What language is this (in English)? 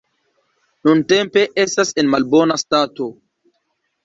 Esperanto